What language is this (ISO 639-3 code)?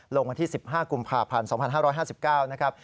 tha